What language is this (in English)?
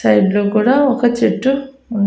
Telugu